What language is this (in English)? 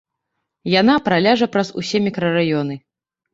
Belarusian